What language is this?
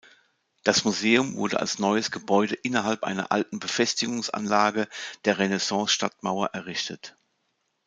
German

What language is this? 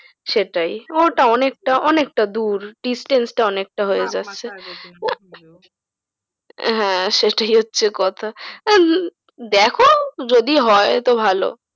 Bangla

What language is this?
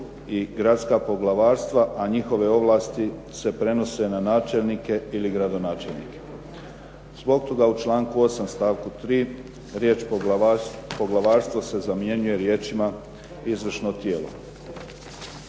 Croatian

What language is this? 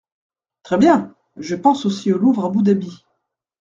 French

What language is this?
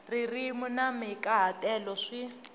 Tsonga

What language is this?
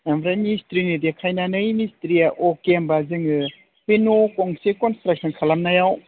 Bodo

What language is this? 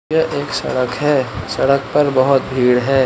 Hindi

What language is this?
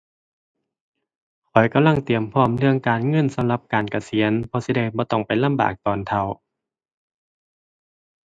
Thai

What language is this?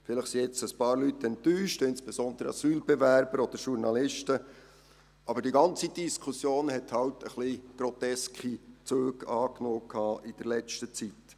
Swiss German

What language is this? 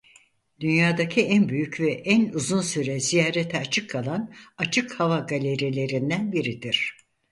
Turkish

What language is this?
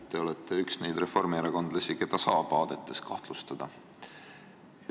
Estonian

